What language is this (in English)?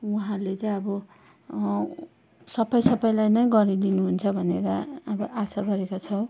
Nepali